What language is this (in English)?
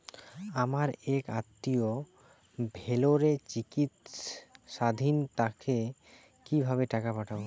Bangla